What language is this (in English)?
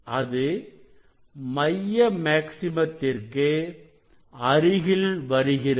Tamil